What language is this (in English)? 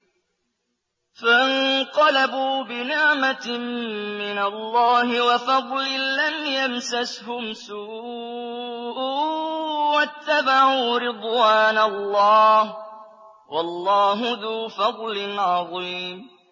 Arabic